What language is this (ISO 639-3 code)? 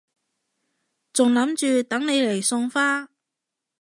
yue